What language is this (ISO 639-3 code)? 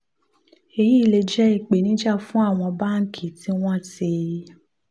yor